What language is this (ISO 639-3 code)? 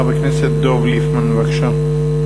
heb